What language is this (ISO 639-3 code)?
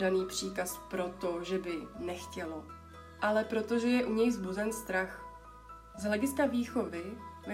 ces